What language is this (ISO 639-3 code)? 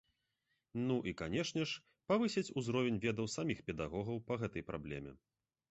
bel